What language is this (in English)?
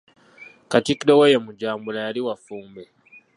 Ganda